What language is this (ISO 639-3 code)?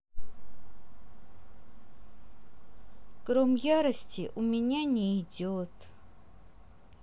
rus